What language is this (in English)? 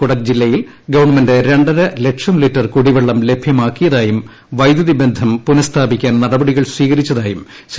Malayalam